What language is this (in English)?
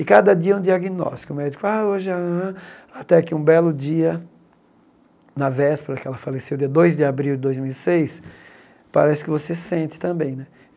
Portuguese